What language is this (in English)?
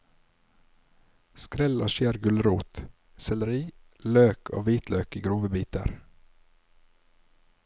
Norwegian